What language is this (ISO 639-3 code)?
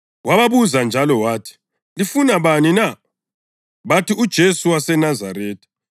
nde